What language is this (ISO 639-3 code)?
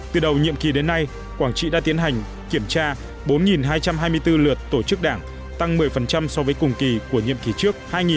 vie